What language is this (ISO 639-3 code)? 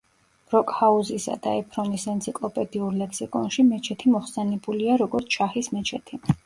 kat